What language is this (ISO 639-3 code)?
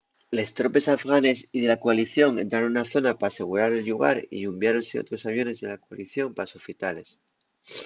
ast